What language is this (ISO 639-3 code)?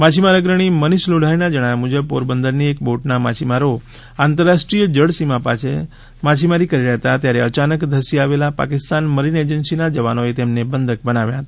guj